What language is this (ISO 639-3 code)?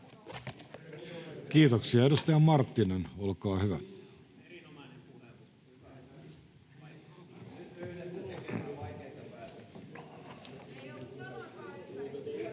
fin